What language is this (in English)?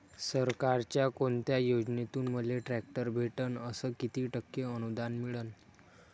Marathi